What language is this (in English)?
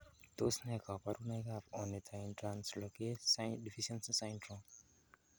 Kalenjin